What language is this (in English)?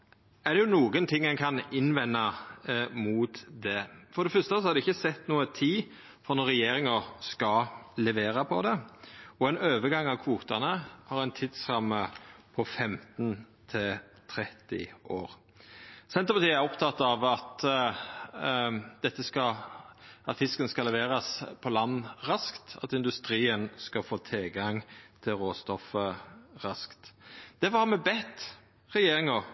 Norwegian Nynorsk